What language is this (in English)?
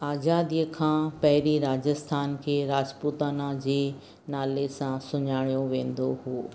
Sindhi